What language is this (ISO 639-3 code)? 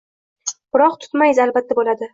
uzb